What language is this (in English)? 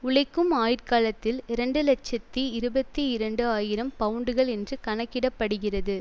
Tamil